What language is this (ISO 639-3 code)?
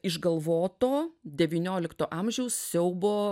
lit